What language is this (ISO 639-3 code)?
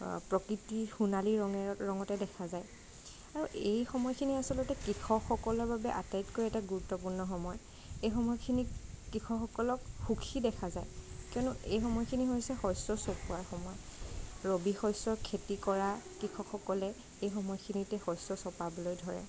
asm